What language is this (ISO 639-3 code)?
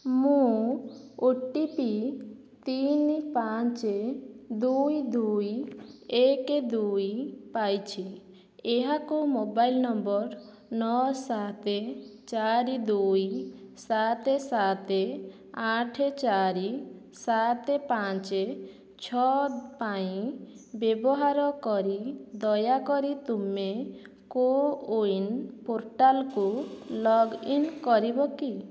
ori